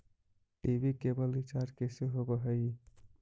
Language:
Magahi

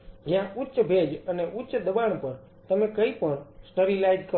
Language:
Gujarati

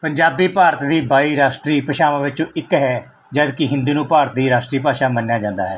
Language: Punjabi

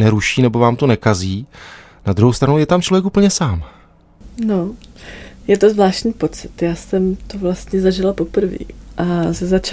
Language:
Czech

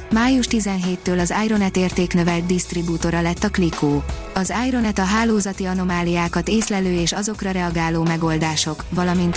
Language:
Hungarian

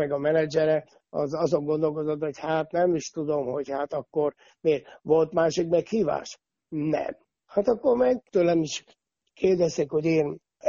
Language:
Hungarian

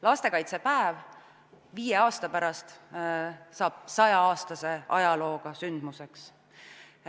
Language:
Estonian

